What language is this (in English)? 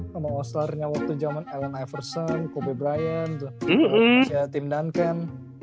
Indonesian